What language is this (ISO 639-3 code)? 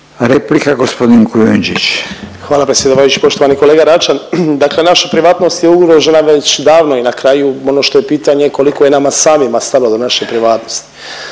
hrv